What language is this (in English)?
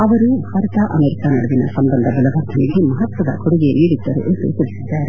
Kannada